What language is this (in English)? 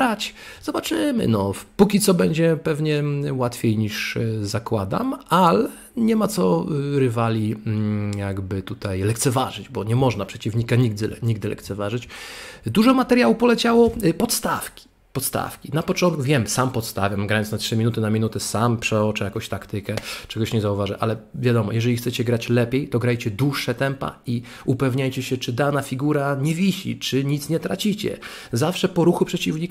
Polish